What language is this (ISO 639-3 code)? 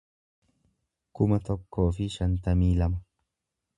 orm